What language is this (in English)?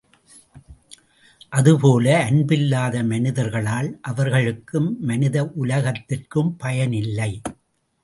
Tamil